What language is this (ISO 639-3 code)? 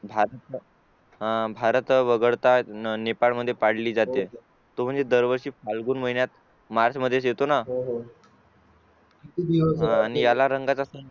mar